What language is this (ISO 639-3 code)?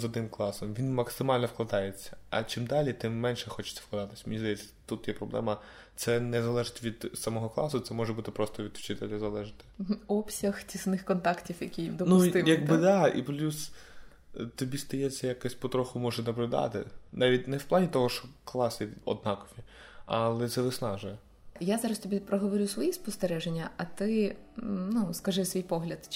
ukr